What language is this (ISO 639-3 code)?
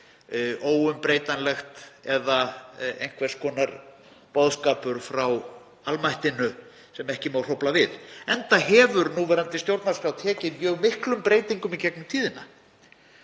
isl